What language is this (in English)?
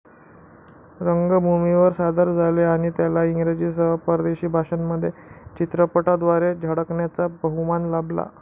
Marathi